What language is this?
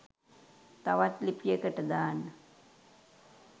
Sinhala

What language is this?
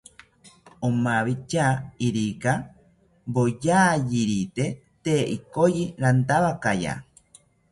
South Ucayali Ashéninka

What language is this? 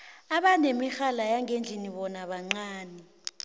South Ndebele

